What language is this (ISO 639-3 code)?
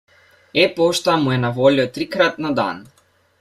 slv